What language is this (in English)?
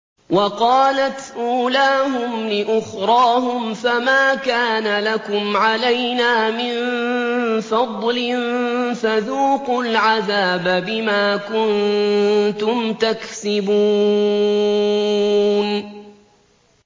Arabic